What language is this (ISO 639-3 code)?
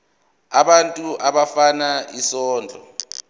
zul